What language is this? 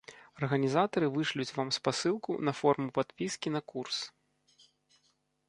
Belarusian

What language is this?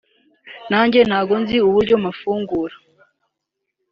Kinyarwanda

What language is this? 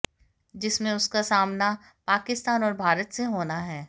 Hindi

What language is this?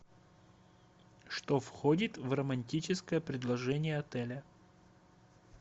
Russian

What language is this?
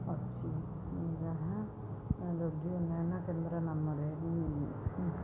Odia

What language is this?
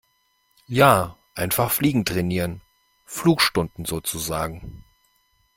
German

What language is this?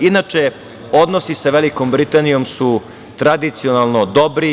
Serbian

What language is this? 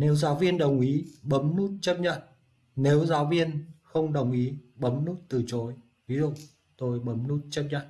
Vietnamese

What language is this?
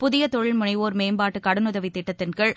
Tamil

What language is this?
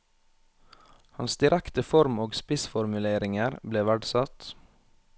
Norwegian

